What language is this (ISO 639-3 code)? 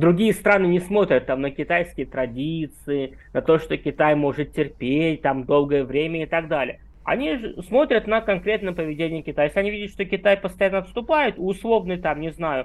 rus